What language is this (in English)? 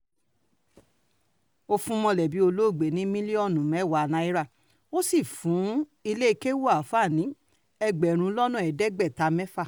Yoruba